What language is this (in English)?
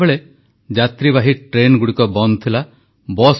Odia